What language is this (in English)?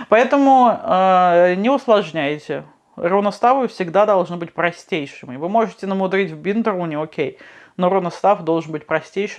Russian